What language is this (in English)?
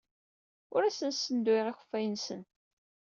Kabyle